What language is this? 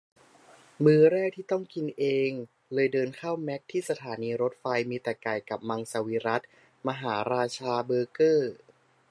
Thai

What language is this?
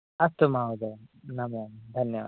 Sanskrit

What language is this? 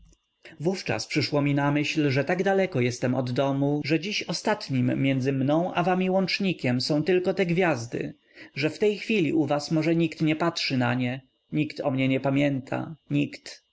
Polish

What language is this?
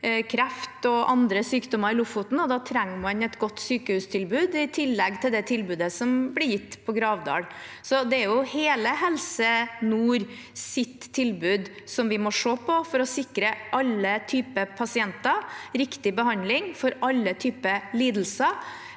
Norwegian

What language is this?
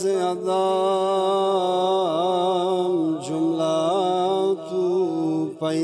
Persian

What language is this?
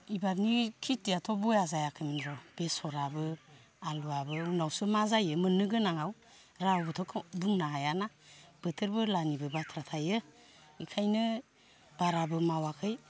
Bodo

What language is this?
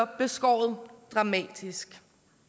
Danish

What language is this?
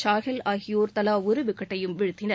Tamil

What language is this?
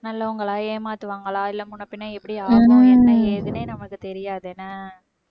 Tamil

